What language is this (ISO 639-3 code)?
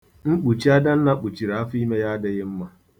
ibo